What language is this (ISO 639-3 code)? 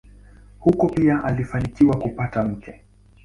swa